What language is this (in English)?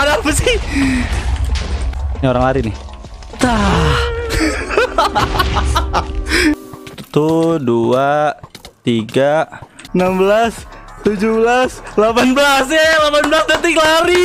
Indonesian